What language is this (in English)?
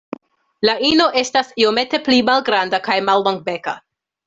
Esperanto